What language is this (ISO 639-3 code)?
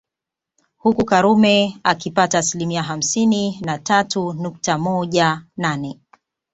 swa